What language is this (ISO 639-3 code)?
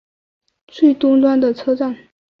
zho